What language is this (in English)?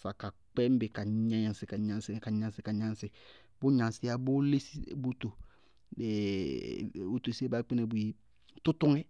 Bago-Kusuntu